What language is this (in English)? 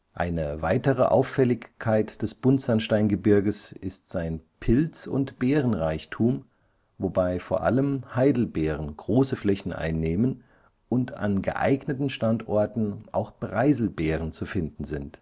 German